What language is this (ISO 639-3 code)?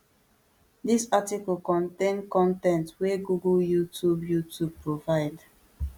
pcm